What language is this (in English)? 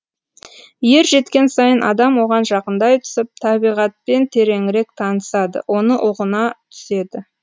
Kazakh